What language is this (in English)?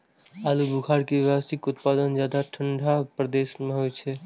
Maithili